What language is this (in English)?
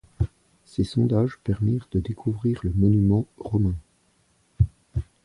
French